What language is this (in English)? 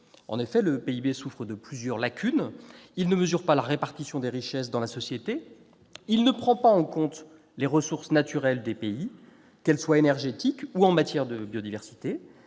French